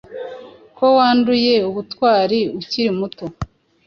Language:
Kinyarwanda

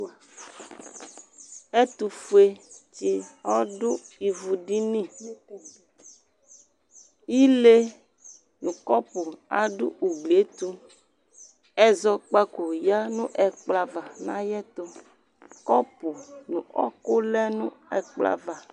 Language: Ikposo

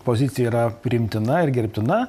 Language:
Lithuanian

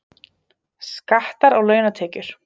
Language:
Icelandic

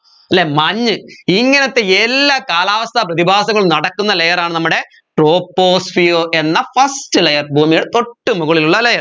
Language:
Malayalam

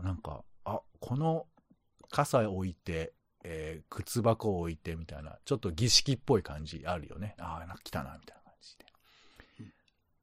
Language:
Japanese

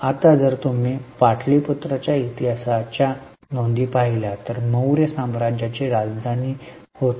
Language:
Marathi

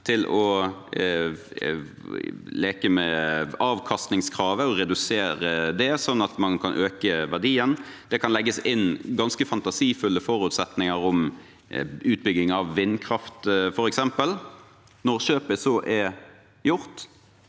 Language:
Norwegian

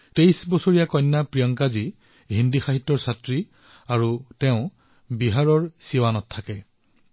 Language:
Assamese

